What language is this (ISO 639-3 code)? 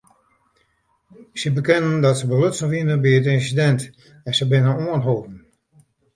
fry